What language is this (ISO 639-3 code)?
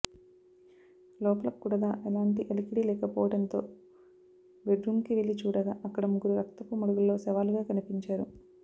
tel